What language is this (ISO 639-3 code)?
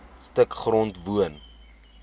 afr